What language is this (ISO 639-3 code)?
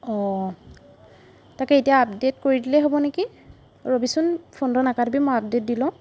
asm